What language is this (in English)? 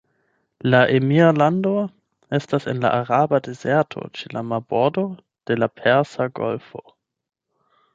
Esperanto